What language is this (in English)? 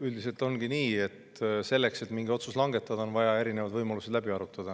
Estonian